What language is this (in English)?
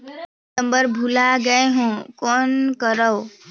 Chhattisgarhi